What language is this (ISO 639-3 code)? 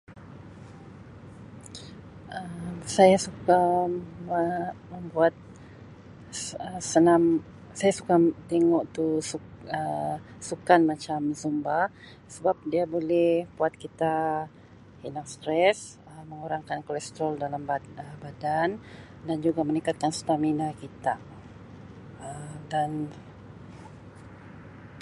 msi